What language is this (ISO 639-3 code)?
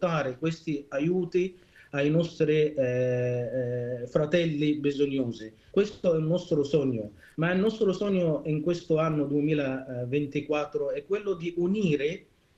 ita